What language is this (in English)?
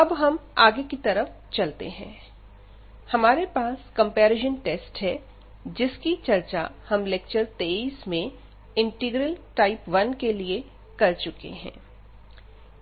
Hindi